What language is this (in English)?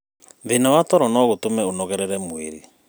Kikuyu